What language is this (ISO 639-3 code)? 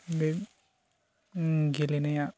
brx